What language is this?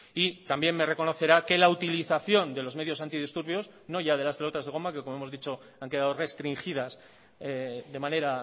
Spanish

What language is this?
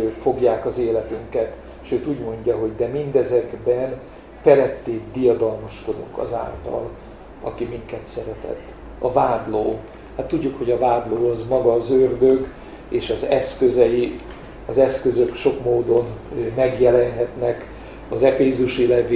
Hungarian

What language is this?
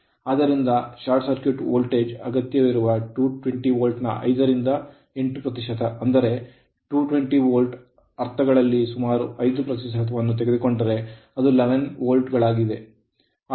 Kannada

